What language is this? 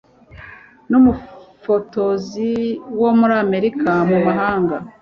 Kinyarwanda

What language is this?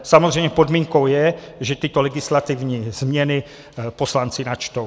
Czech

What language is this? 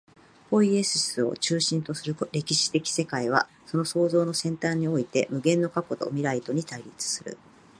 Japanese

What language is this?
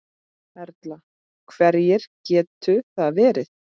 Icelandic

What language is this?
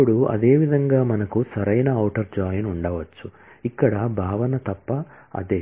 Telugu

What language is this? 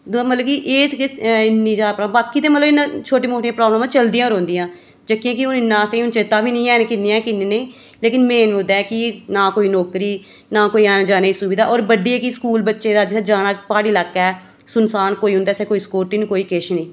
Dogri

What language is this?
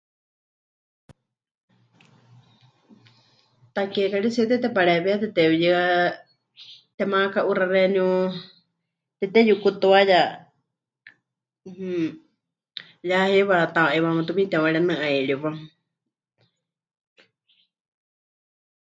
Huichol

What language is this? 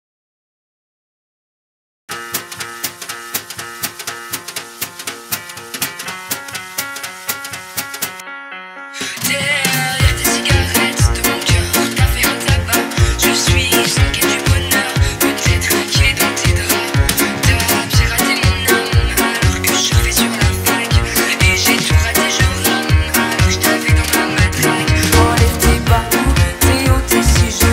Romanian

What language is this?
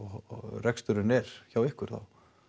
Icelandic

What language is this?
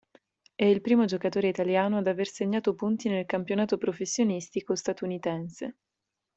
Italian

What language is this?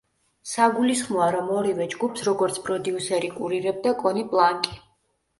Georgian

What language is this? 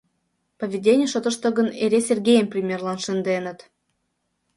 Mari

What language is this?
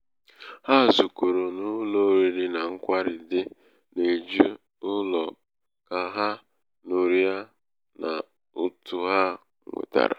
Igbo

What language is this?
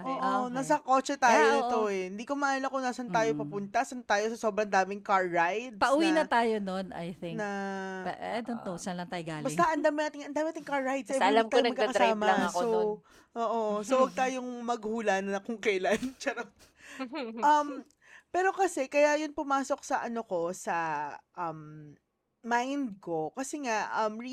Filipino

